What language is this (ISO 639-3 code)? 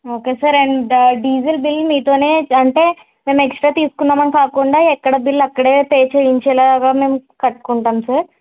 tel